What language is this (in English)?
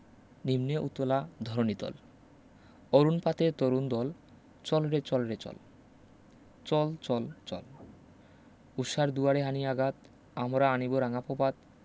Bangla